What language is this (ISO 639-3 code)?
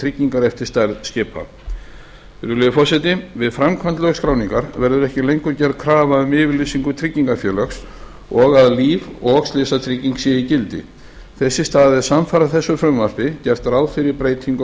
isl